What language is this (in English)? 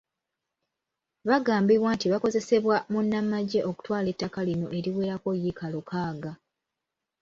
Ganda